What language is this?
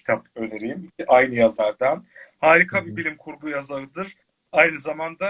Turkish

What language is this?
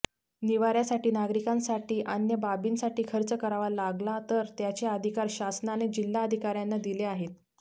Marathi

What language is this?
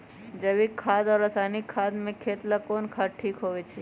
Magahi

